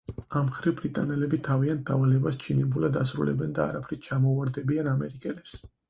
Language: Georgian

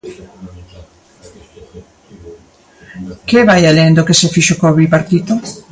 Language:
Galician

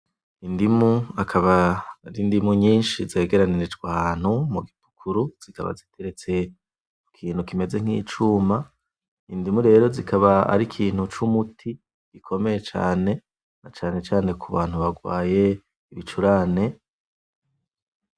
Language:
Rundi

